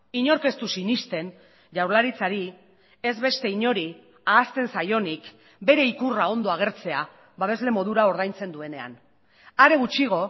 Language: Basque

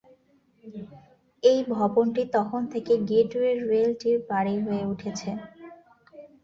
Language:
Bangla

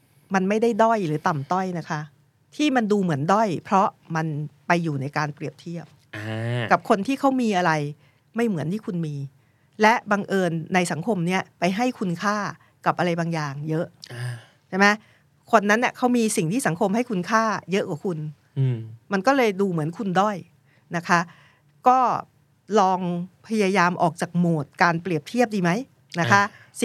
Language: Thai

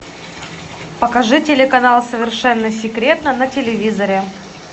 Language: Russian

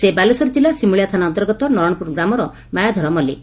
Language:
Odia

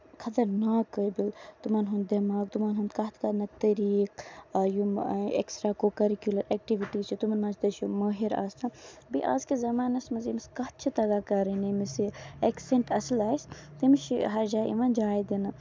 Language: Kashmiri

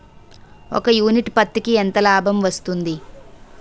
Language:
Telugu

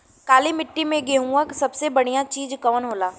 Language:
Bhojpuri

